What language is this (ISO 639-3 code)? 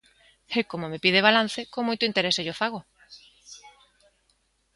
glg